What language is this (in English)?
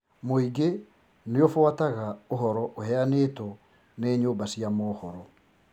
Kikuyu